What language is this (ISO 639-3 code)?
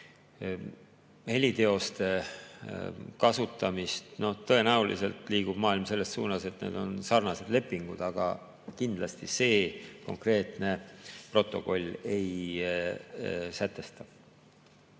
est